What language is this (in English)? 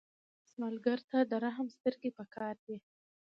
Pashto